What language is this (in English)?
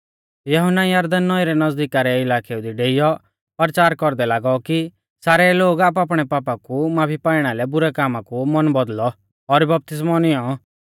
Mahasu Pahari